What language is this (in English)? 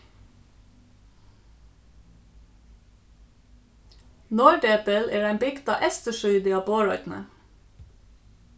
Faroese